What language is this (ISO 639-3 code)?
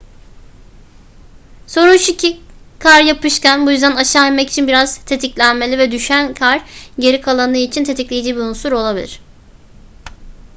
tur